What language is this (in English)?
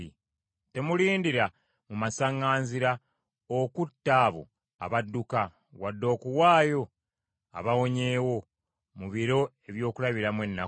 Ganda